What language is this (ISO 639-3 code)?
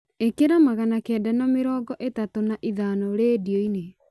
kik